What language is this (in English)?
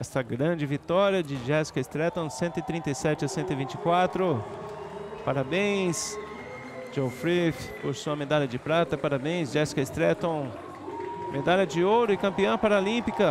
Portuguese